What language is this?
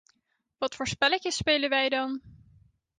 Dutch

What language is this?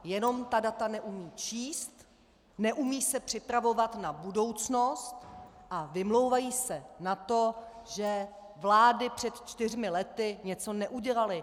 Czech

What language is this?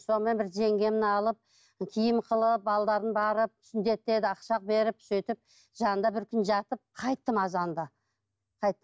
Kazakh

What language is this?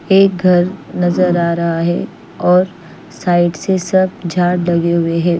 Hindi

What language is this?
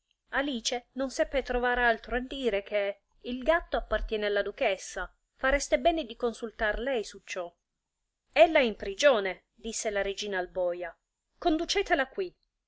Italian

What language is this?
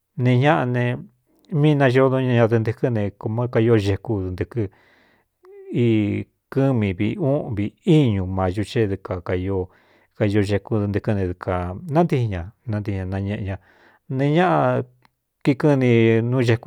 Cuyamecalco Mixtec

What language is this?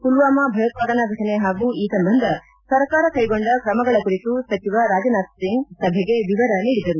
Kannada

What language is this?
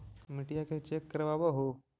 Magahi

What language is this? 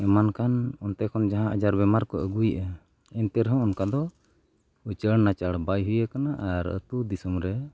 Santali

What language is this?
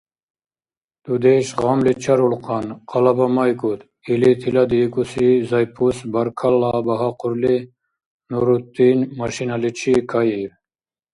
Dargwa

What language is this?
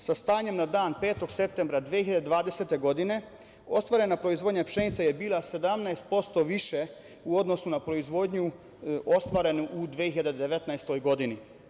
Serbian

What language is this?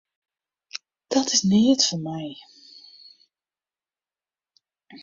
Western Frisian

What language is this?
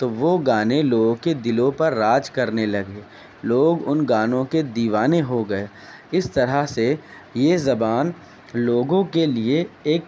Urdu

